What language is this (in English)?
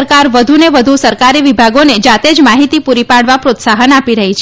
Gujarati